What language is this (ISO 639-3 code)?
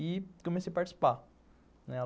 por